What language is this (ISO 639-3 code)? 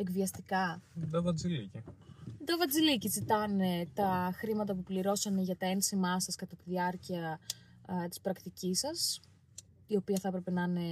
ell